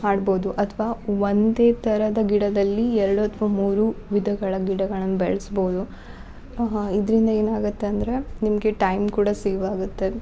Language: Kannada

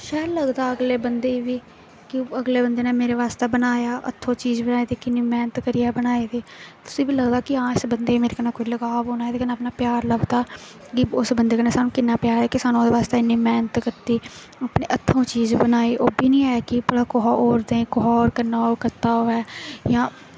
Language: Dogri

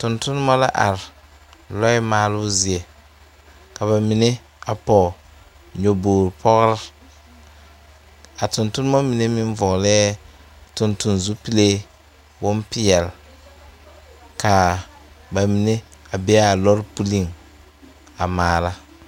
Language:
Southern Dagaare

